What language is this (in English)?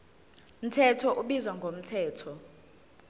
Zulu